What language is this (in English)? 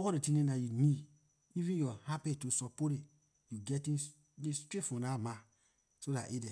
Liberian English